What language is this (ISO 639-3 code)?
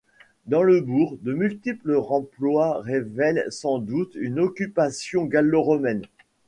fra